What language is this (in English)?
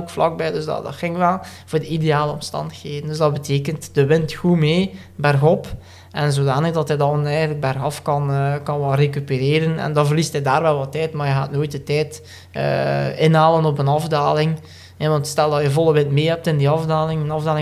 Dutch